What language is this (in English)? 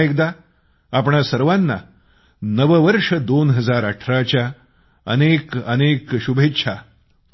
Marathi